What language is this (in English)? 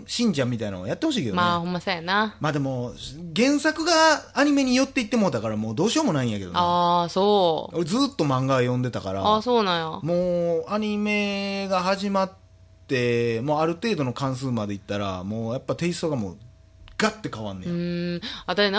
Japanese